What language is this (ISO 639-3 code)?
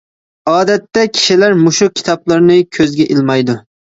uig